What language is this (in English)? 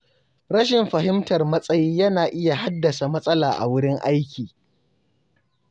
Hausa